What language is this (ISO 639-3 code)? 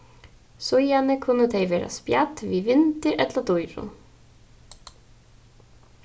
fao